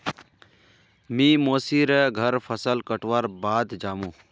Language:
Magahi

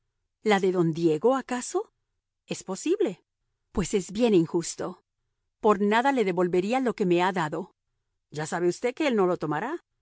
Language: Spanish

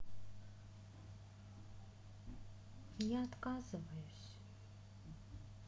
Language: Russian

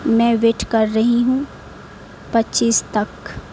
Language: Urdu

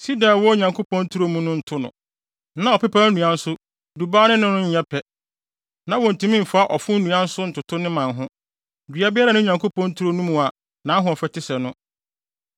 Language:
Akan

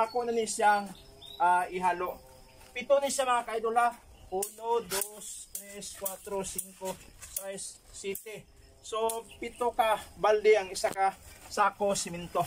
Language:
Filipino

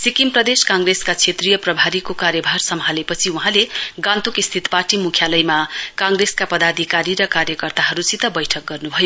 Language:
Nepali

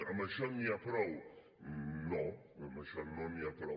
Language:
Catalan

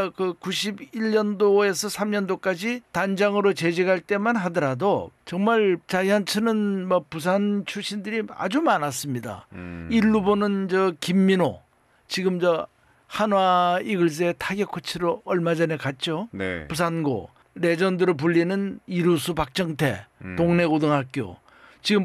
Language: Korean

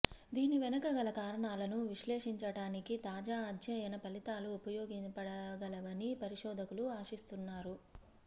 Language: Telugu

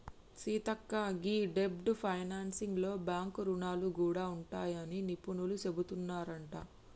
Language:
Telugu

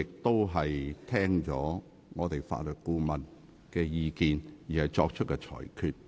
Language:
Cantonese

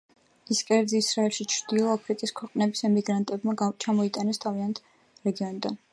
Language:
Georgian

